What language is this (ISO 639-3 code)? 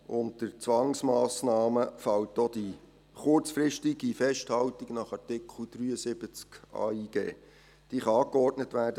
gsw